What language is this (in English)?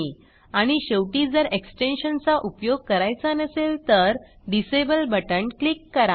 Marathi